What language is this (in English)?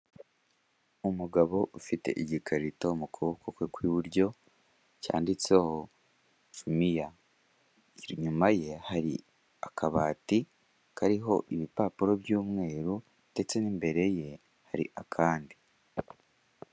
Kinyarwanda